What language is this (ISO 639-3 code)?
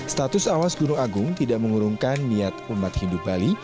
ind